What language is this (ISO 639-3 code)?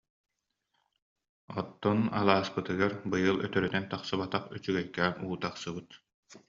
sah